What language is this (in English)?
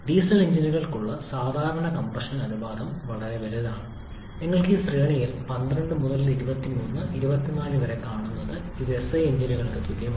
Malayalam